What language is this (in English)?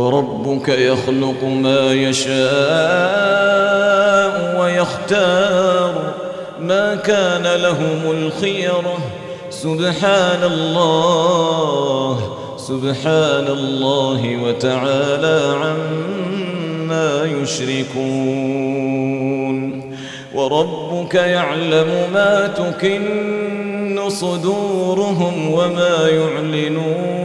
Arabic